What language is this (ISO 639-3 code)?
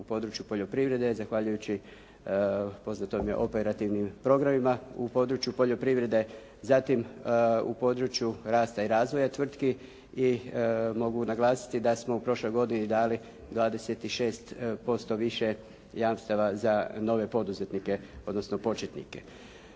hrv